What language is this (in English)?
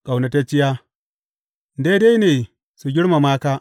Hausa